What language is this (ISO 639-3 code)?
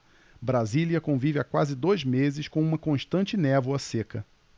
por